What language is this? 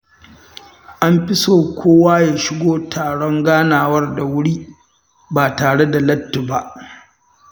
Hausa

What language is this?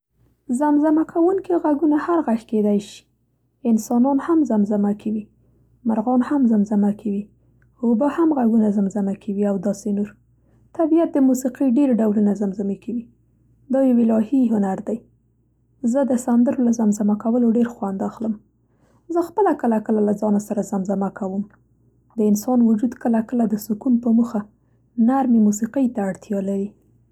Central Pashto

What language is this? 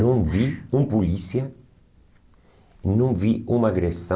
Portuguese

